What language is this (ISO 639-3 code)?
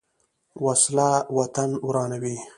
pus